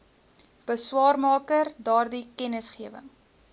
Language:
Afrikaans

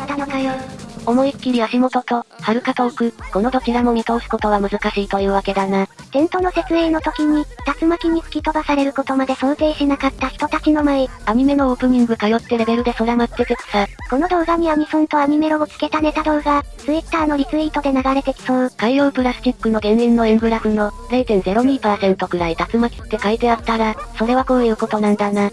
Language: Japanese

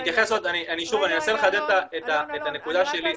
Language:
Hebrew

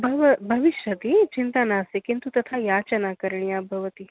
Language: Sanskrit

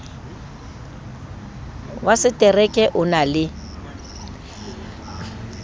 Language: Southern Sotho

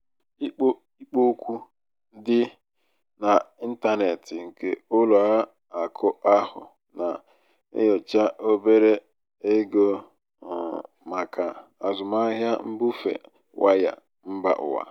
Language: Igbo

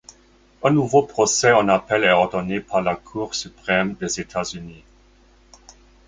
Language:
French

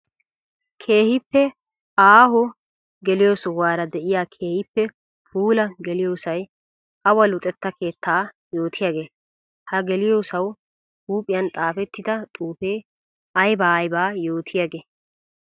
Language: Wolaytta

